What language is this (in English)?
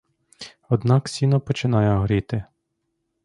Ukrainian